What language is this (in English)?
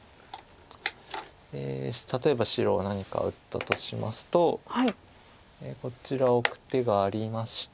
Japanese